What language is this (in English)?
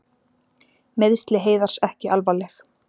Icelandic